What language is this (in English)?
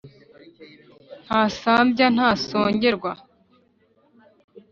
Kinyarwanda